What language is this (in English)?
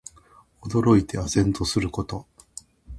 Japanese